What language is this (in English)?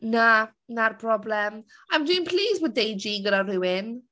Welsh